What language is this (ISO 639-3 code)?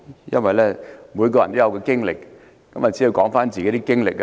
yue